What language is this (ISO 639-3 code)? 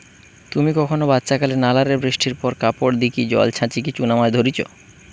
ben